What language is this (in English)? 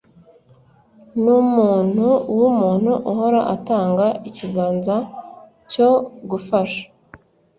Kinyarwanda